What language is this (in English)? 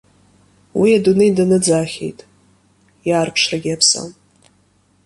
Abkhazian